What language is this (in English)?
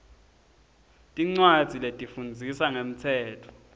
Swati